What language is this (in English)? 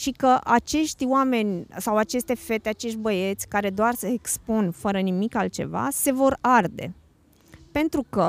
Romanian